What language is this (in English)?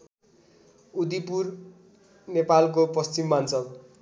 Nepali